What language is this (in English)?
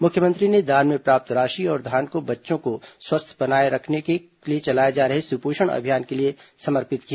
Hindi